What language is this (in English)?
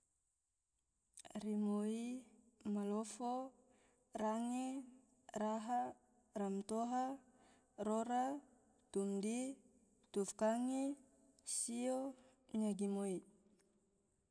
Tidore